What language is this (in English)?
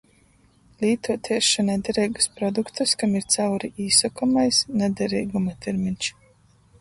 Latgalian